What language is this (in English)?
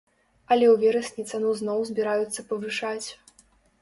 Belarusian